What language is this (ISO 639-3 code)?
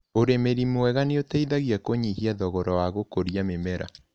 kik